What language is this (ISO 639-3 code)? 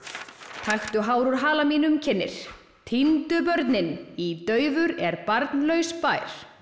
isl